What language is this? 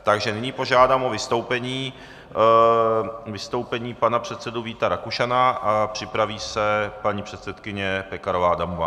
Czech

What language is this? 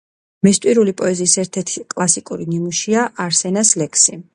Georgian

